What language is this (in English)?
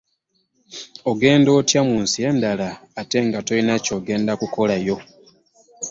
Ganda